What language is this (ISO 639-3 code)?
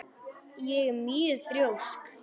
isl